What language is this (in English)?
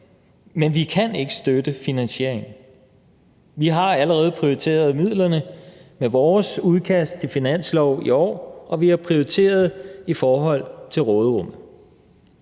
Danish